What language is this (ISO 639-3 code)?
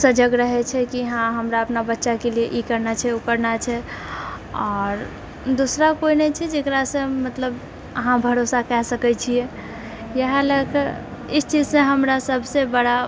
mai